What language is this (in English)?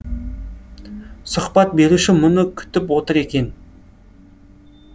Kazakh